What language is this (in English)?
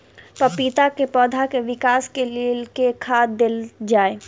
Maithili